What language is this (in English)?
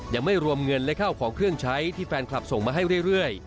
Thai